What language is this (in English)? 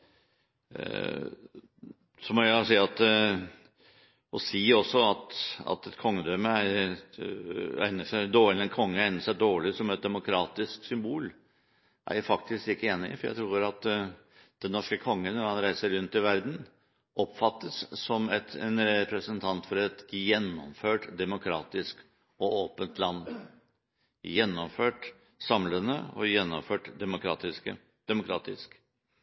Norwegian Bokmål